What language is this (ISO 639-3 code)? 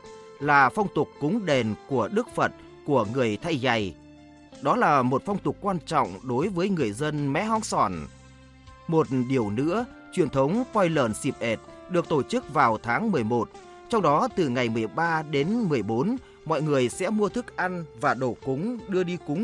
vie